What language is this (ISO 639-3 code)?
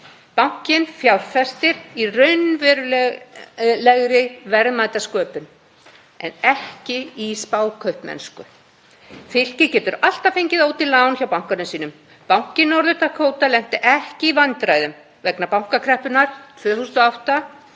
isl